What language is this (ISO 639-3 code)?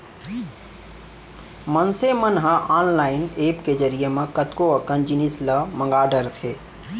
hne